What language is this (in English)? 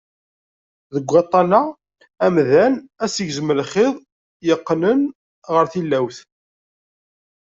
Kabyle